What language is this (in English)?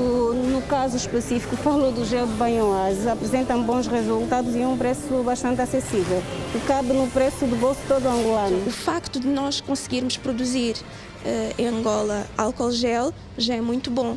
Portuguese